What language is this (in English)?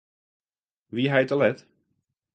Western Frisian